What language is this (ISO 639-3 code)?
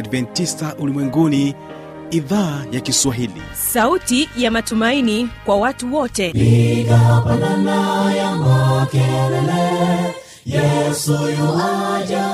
swa